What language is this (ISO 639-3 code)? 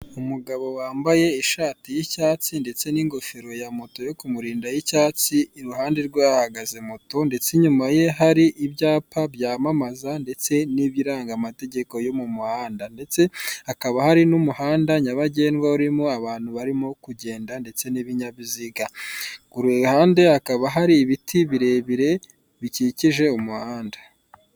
kin